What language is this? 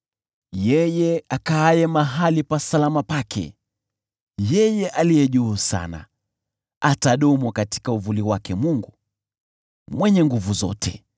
Swahili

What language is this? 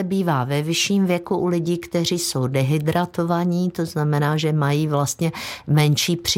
Czech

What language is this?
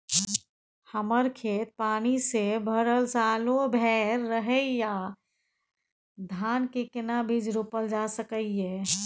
Maithili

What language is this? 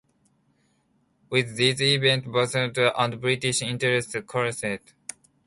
English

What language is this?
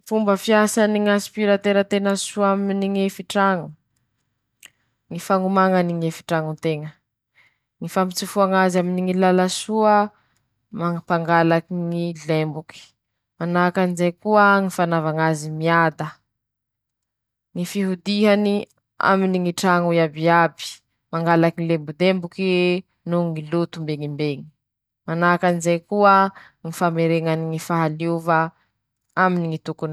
Masikoro Malagasy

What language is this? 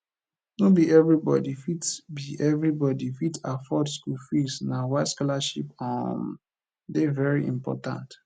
Nigerian Pidgin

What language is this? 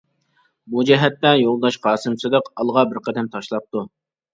Uyghur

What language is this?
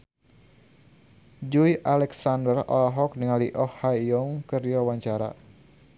Sundanese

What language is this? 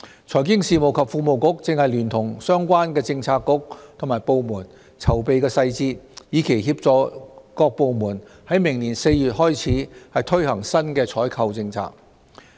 Cantonese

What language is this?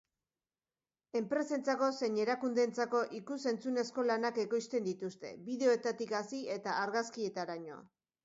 Basque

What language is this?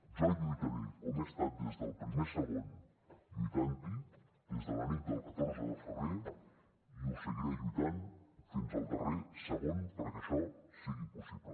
Catalan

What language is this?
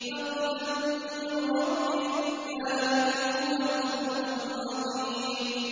Arabic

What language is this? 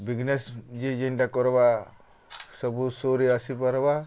Odia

